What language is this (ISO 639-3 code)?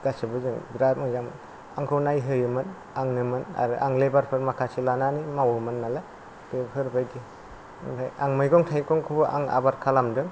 brx